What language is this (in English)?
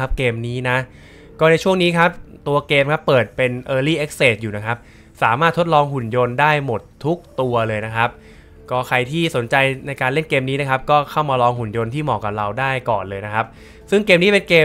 Thai